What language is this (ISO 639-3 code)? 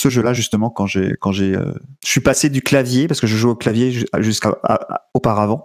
fra